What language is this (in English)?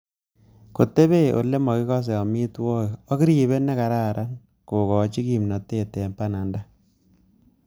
Kalenjin